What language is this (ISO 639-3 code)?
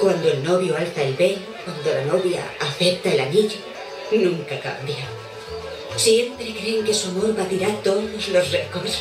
spa